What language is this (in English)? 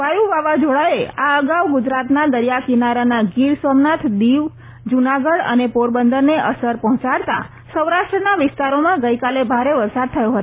Gujarati